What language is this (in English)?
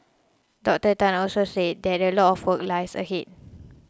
English